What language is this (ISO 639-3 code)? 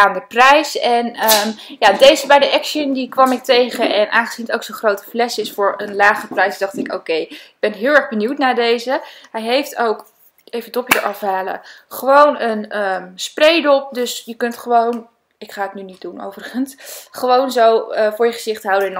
nld